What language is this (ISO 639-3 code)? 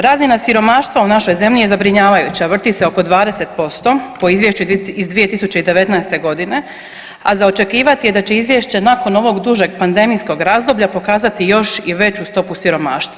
hrv